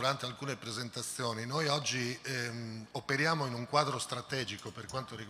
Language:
Italian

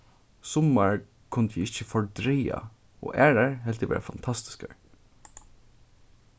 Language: Faroese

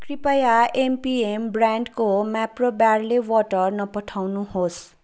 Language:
Nepali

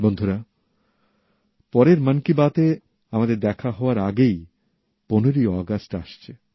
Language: Bangla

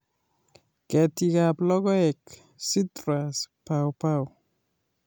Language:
Kalenjin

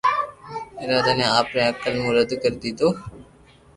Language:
Loarki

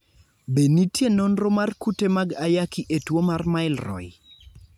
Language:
Luo (Kenya and Tanzania)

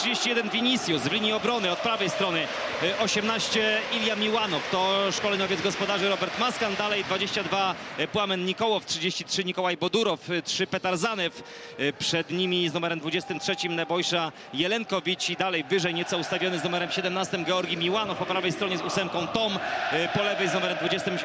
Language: Polish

